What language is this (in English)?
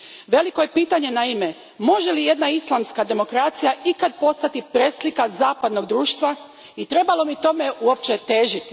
Croatian